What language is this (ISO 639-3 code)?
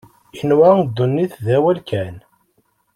kab